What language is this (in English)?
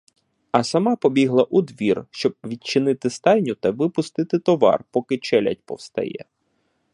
Ukrainian